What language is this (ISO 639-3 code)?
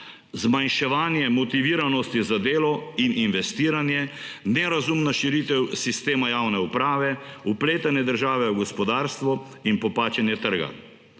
slv